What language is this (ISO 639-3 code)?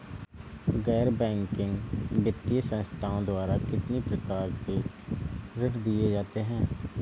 hin